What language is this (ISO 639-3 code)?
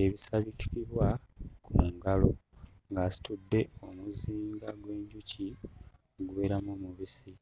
lug